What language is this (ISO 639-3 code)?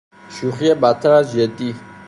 fas